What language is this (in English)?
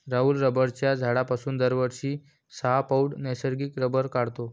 Marathi